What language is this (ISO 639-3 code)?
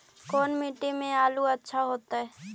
mag